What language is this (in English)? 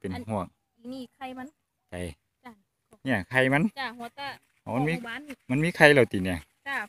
Thai